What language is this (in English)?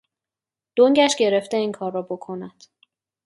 Persian